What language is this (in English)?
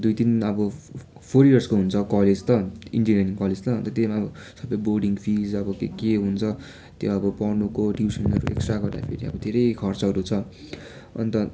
Nepali